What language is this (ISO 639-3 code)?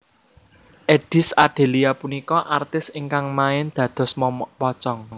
jav